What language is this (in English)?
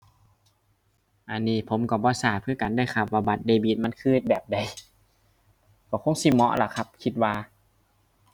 Thai